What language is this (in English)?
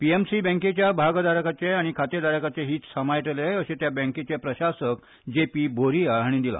Konkani